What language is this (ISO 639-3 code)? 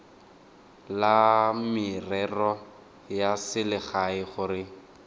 tsn